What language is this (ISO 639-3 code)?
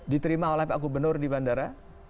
ind